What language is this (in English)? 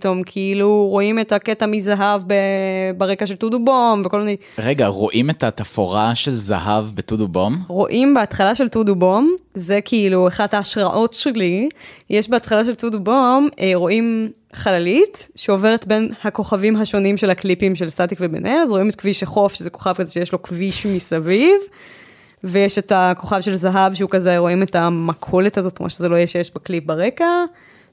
Hebrew